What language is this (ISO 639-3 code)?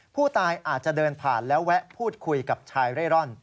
tha